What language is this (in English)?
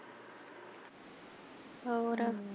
Punjabi